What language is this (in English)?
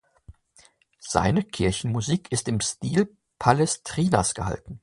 German